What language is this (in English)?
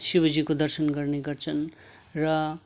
Nepali